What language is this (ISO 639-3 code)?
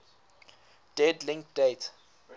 eng